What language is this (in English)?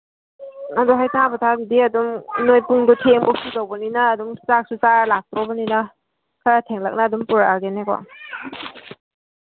Manipuri